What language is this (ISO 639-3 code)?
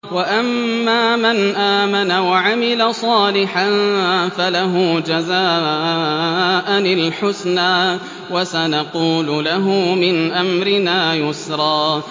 ara